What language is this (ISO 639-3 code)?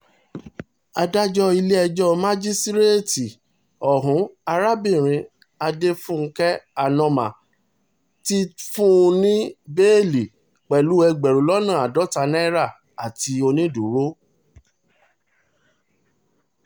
yor